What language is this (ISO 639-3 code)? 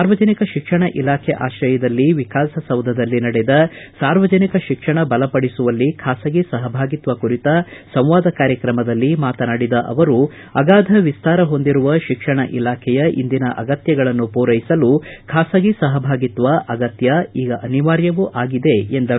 kan